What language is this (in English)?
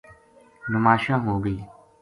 Gujari